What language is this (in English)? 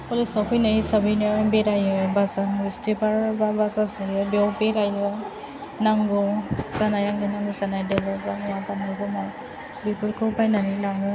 Bodo